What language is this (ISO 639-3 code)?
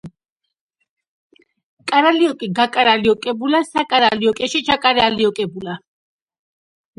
kat